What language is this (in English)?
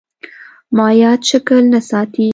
Pashto